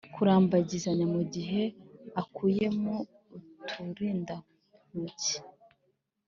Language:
Kinyarwanda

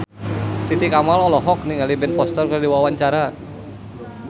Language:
Sundanese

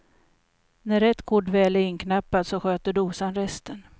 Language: Swedish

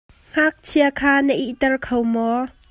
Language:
Hakha Chin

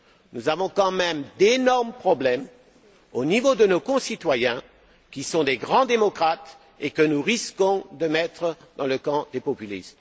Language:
French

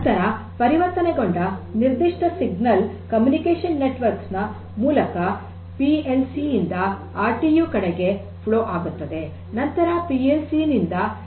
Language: Kannada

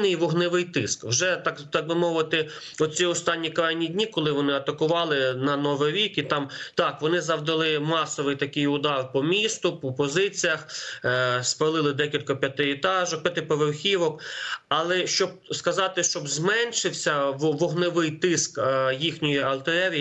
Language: Ukrainian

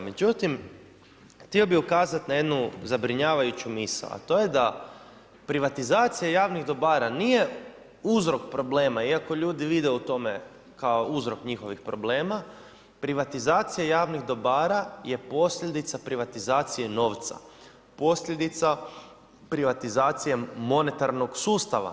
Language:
Croatian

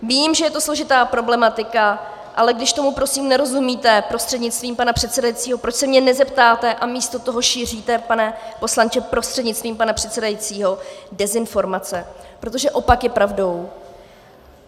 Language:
Czech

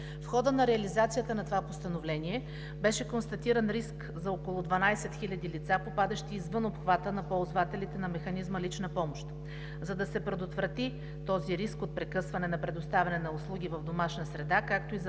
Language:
Bulgarian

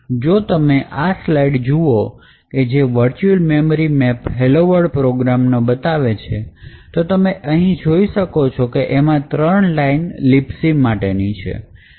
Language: Gujarati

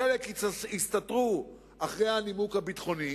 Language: Hebrew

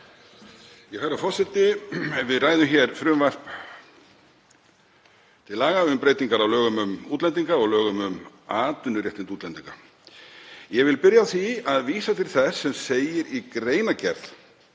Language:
Icelandic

